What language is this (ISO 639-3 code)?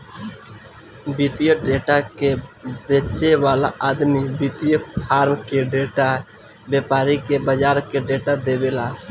bho